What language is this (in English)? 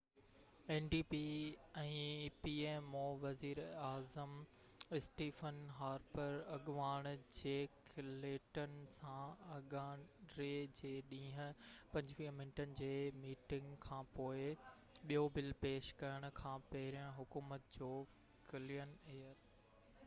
Sindhi